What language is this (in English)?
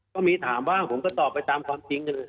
Thai